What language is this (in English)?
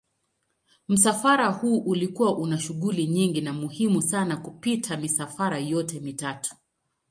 Swahili